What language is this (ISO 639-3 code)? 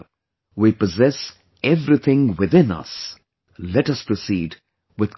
eng